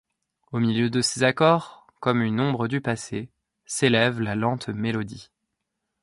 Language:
French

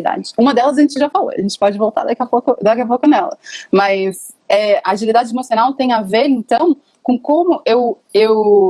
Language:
Portuguese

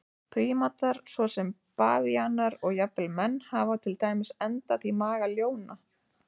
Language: Icelandic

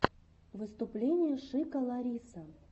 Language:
Russian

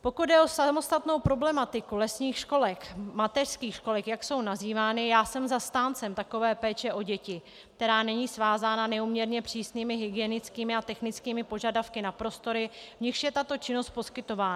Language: Czech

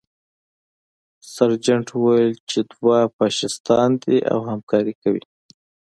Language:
Pashto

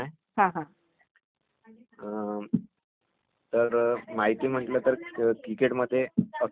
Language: Marathi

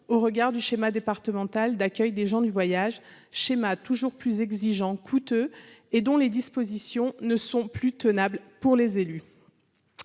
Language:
French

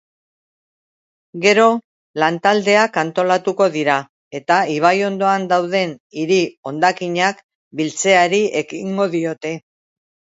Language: Basque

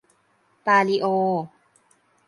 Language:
Thai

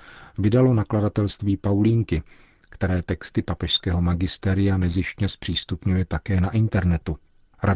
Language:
Czech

